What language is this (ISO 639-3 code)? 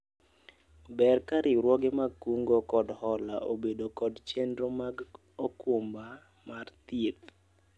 luo